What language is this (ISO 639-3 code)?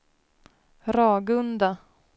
swe